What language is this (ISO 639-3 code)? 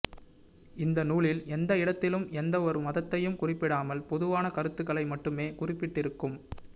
tam